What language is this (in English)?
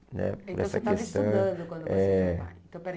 Portuguese